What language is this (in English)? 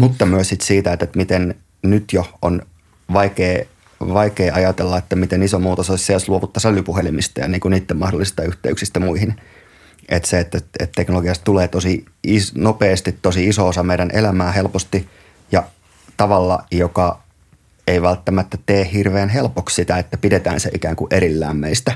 Finnish